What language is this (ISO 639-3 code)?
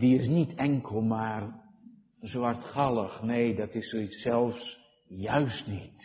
nld